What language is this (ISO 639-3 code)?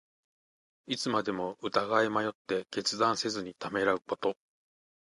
jpn